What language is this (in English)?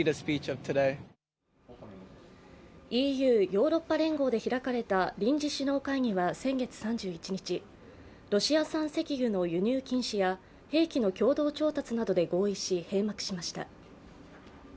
Japanese